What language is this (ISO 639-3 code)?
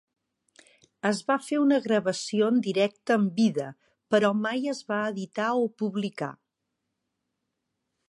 cat